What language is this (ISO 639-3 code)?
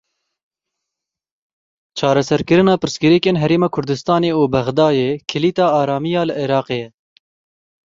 kur